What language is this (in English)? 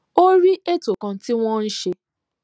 Yoruba